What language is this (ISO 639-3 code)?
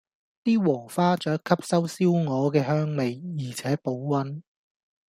yue